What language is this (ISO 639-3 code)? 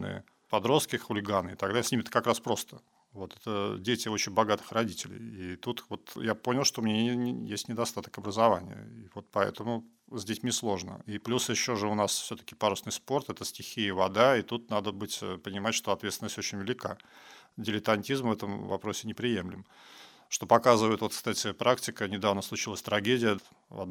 rus